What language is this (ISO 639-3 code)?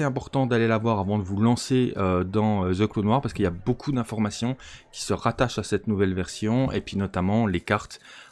fra